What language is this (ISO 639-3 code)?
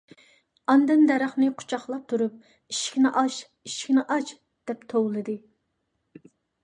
uig